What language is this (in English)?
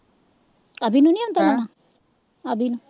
Punjabi